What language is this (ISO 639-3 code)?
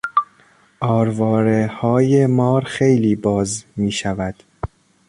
fas